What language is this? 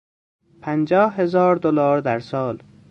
Persian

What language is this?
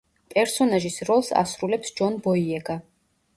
Georgian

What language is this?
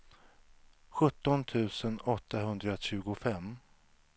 Swedish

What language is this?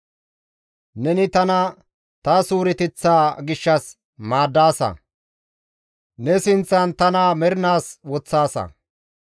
Gamo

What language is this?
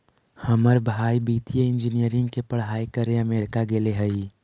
Magahi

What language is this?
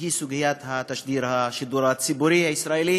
Hebrew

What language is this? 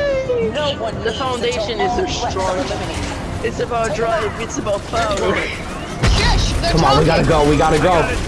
English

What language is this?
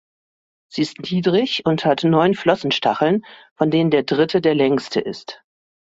German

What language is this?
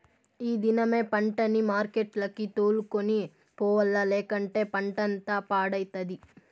Telugu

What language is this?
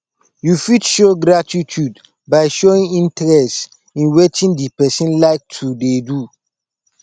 Nigerian Pidgin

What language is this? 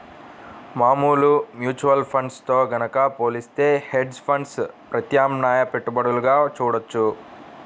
Telugu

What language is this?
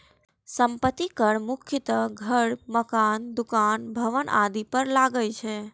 Maithili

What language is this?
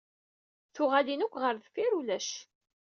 Kabyle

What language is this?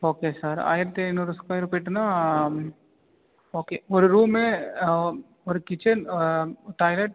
Tamil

